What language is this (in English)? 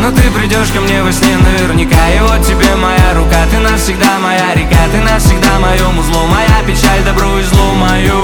Russian